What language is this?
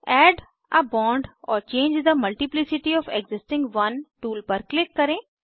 Hindi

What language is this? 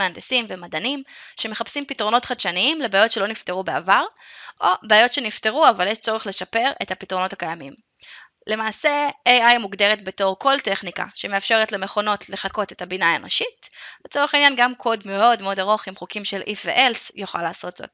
Hebrew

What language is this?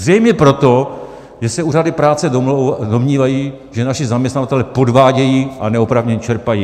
Czech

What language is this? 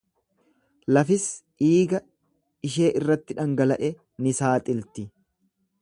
Oromo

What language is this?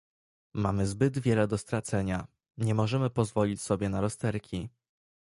Polish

